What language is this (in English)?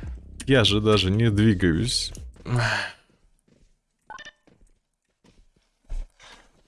Russian